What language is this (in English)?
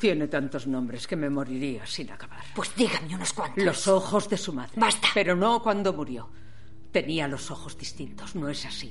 Spanish